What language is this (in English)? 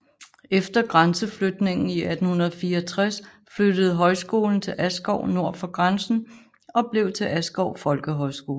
Danish